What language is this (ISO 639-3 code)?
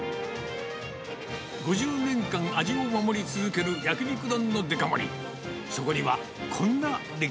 jpn